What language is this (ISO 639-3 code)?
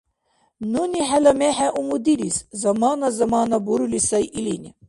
dar